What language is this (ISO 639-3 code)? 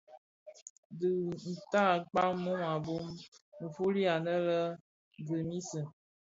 ksf